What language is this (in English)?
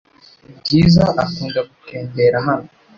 Kinyarwanda